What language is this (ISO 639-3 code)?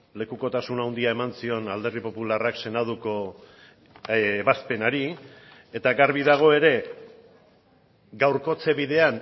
eus